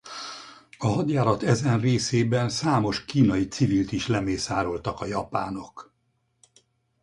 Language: Hungarian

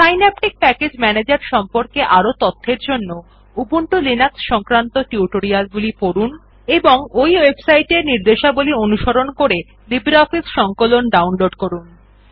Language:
Bangla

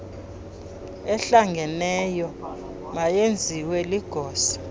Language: Xhosa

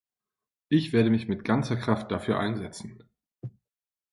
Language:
German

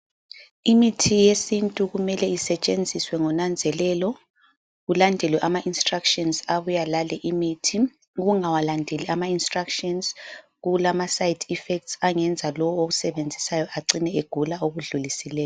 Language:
North Ndebele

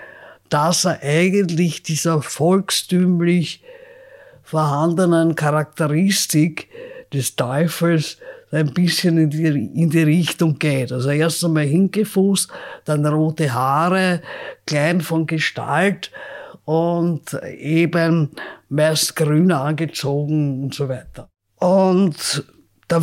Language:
German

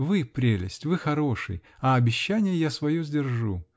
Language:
Russian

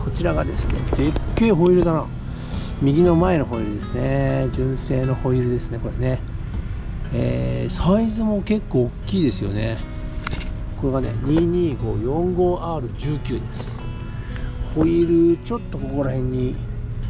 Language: Japanese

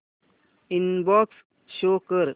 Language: Marathi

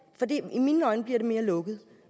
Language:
Danish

